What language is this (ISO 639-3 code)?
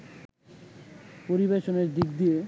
ben